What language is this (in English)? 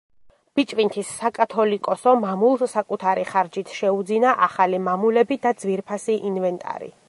Georgian